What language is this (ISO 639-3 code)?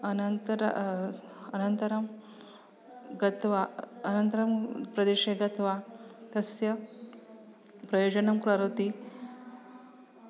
san